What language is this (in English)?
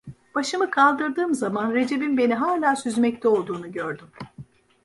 Turkish